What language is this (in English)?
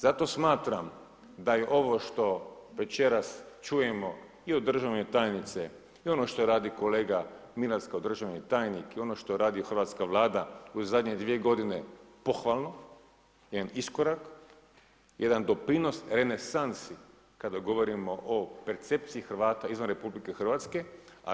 Croatian